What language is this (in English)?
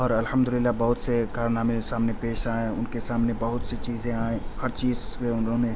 Urdu